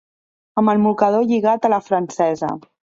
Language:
Catalan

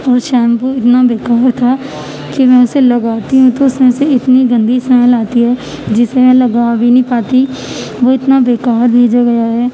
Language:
Urdu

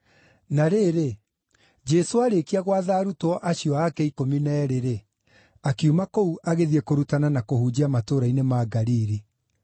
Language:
Kikuyu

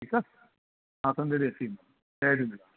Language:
Sindhi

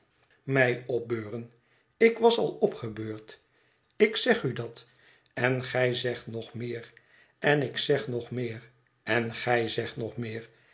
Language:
Dutch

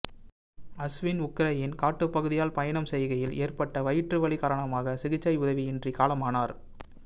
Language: Tamil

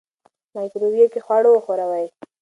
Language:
Pashto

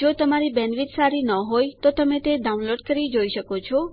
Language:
Gujarati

